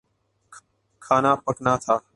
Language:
Urdu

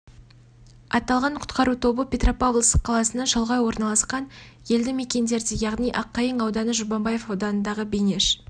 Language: Kazakh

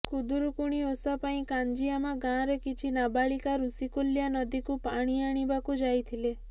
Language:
Odia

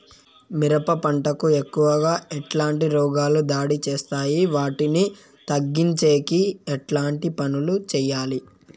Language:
Telugu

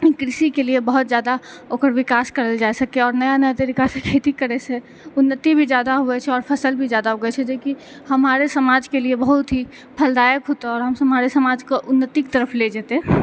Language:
Maithili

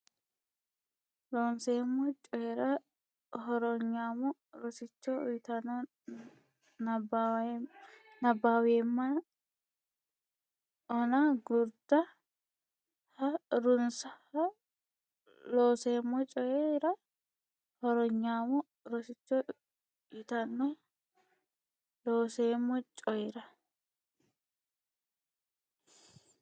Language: Sidamo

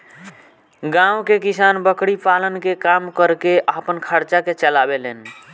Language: Bhojpuri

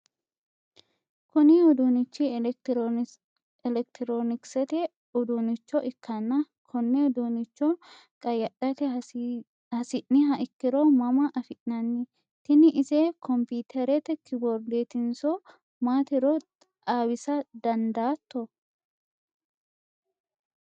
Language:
Sidamo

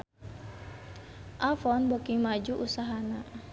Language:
Sundanese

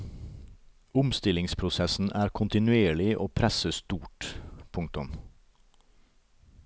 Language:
Norwegian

